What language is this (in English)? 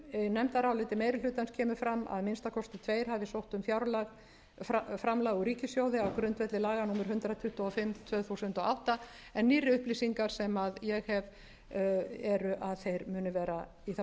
Icelandic